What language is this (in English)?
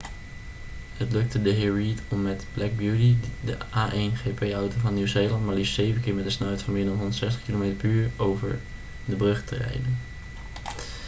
Dutch